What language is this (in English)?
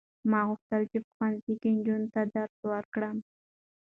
Pashto